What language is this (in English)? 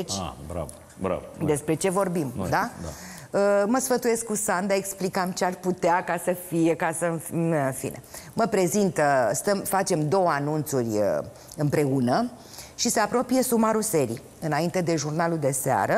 Romanian